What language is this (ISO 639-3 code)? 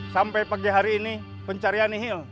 ind